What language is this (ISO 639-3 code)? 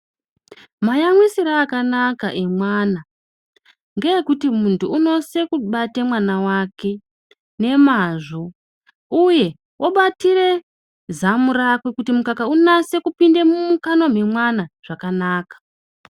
ndc